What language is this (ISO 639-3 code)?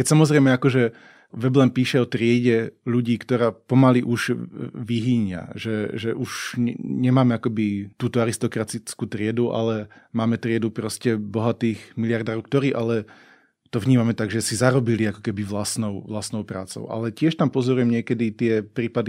slk